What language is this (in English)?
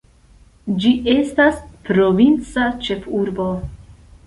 Esperanto